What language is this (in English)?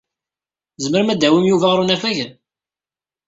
Kabyle